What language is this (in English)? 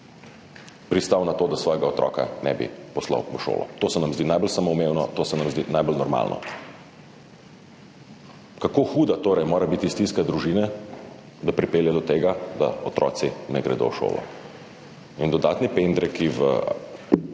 Slovenian